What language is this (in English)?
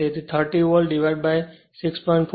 Gujarati